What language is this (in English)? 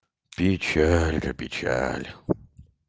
Russian